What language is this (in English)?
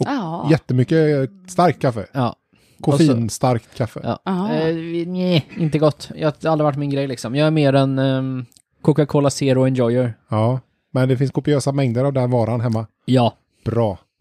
Swedish